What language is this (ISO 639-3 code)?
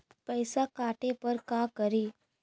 mag